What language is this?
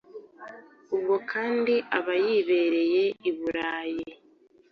Kinyarwanda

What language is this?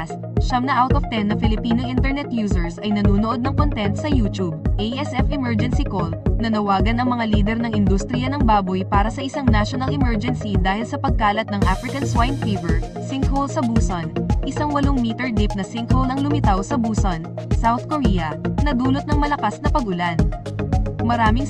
Filipino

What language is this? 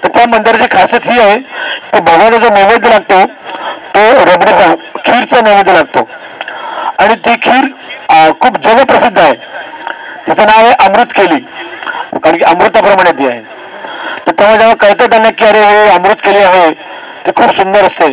Marathi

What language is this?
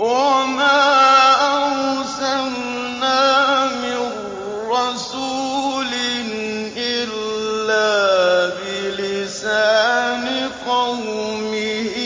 Arabic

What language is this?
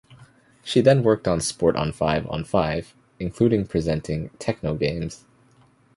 English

